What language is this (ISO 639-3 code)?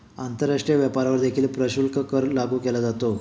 mar